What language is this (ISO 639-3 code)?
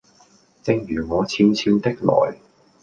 yue